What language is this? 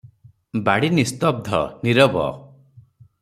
Odia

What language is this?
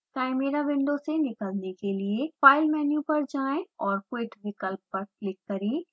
Hindi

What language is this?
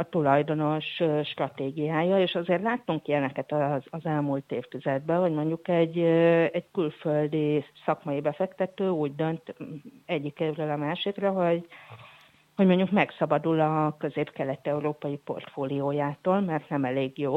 Hungarian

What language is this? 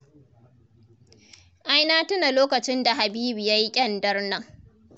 Hausa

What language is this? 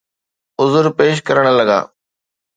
Sindhi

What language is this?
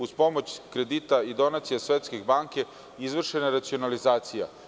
Serbian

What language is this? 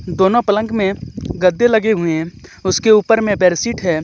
Hindi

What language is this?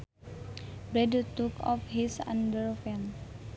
Sundanese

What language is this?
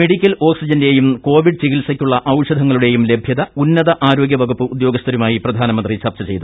Malayalam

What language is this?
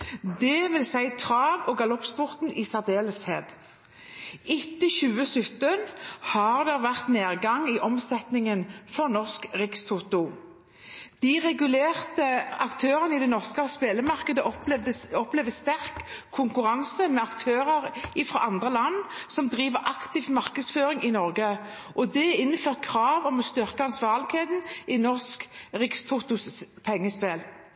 Norwegian Bokmål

